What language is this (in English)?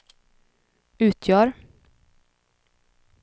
Swedish